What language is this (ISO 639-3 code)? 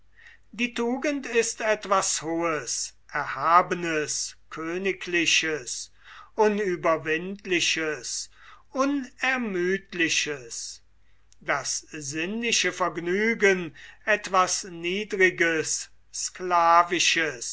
deu